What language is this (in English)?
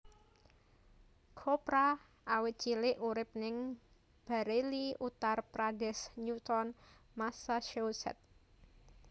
Javanese